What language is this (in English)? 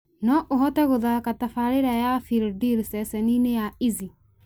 Kikuyu